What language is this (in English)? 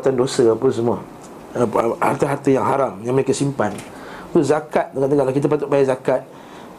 Malay